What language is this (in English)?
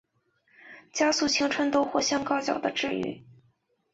Chinese